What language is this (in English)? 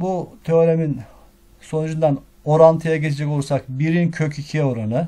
Turkish